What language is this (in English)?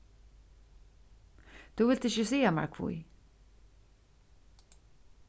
Faroese